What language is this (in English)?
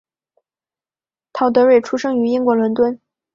Chinese